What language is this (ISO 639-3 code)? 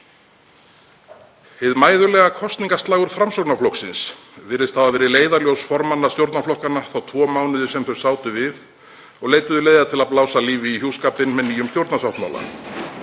isl